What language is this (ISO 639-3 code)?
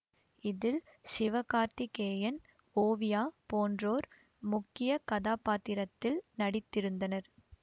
tam